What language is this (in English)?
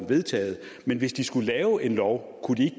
Danish